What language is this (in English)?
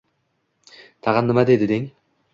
Uzbek